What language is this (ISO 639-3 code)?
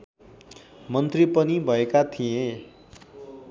nep